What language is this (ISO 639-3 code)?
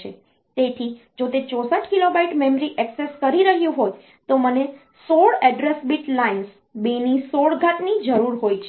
guj